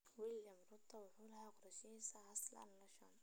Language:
Somali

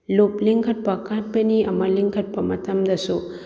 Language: Manipuri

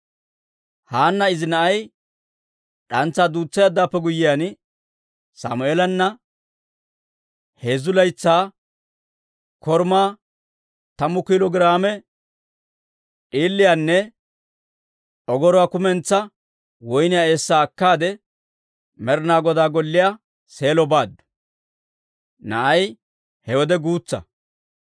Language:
Dawro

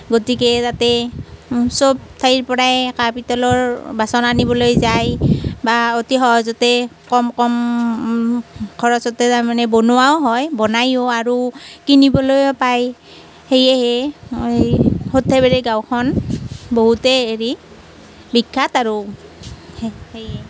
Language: Assamese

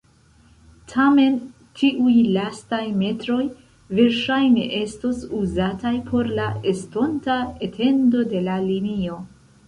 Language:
Esperanto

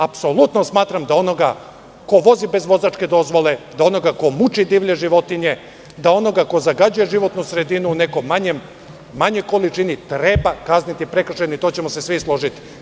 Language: Serbian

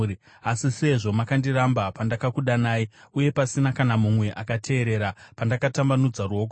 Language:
Shona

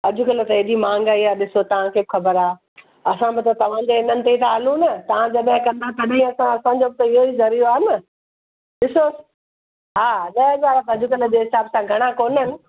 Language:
Sindhi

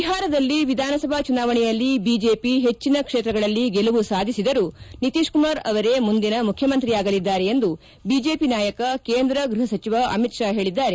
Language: Kannada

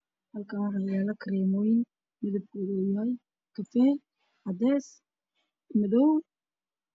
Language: Somali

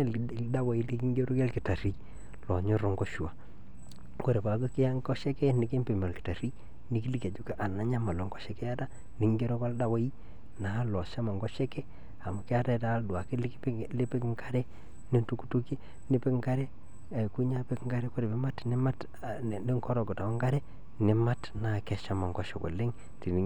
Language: Masai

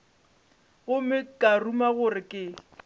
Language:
Northern Sotho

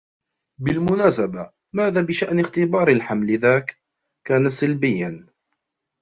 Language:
Arabic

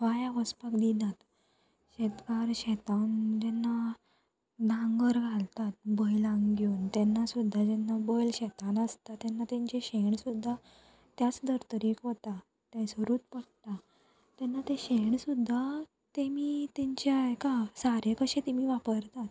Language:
Konkani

